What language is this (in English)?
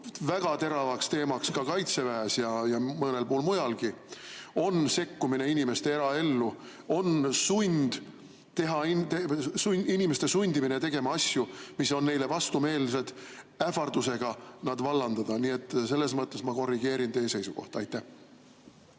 Estonian